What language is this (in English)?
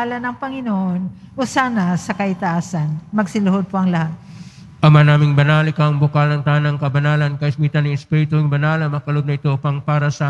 Filipino